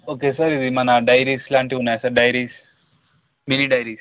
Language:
Telugu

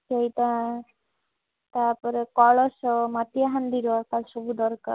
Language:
Odia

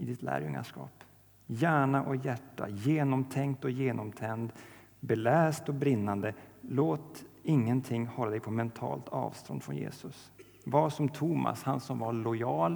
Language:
Swedish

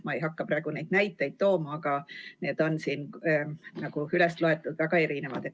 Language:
Estonian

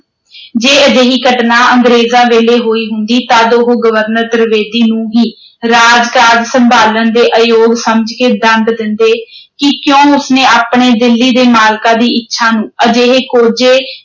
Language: Punjabi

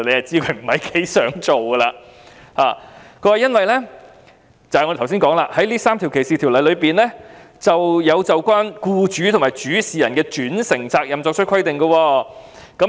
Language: Cantonese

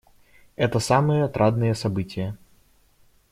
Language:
Russian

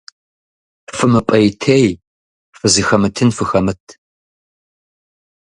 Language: Kabardian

